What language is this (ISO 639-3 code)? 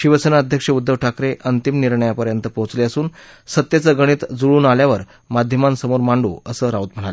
mar